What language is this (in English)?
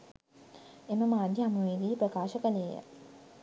Sinhala